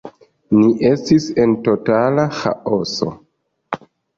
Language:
Esperanto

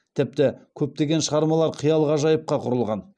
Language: Kazakh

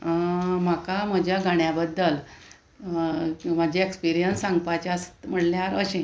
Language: Konkani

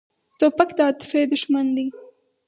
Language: Pashto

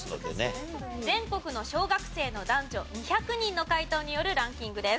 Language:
Japanese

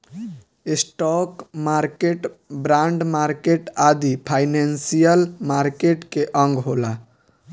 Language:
Bhojpuri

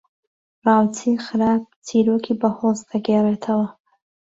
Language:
Central Kurdish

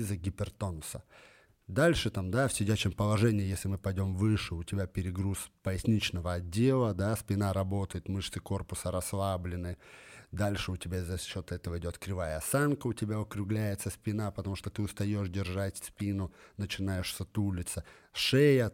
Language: Russian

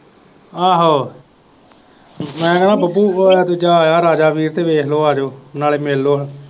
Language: Punjabi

